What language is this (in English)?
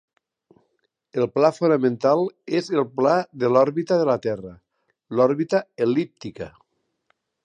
Catalan